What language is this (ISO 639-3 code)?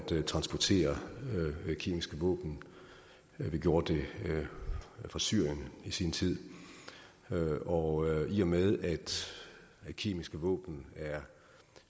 dan